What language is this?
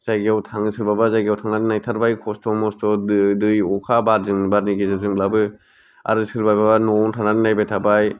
Bodo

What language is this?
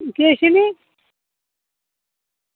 Dogri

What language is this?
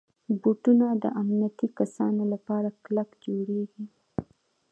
Pashto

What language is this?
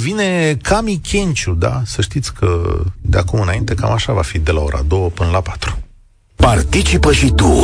Romanian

